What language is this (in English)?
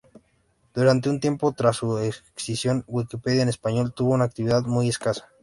Spanish